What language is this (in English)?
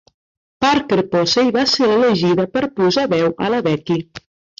Catalan